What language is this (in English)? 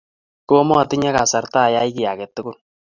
Kalenjin